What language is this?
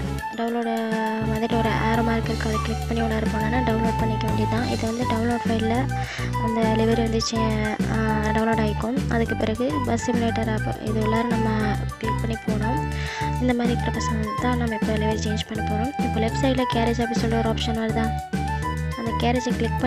Indonesian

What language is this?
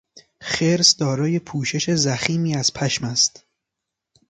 Persian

